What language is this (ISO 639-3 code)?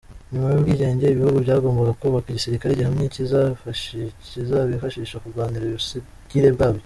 kin